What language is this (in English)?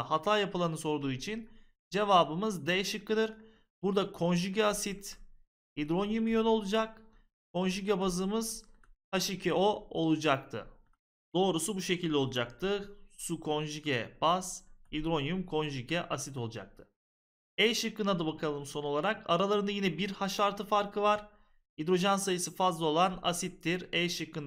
Turkish